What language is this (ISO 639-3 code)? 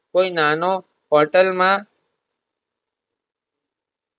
guj